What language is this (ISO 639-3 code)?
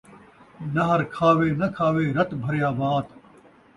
skr